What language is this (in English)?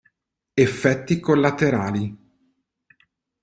Italian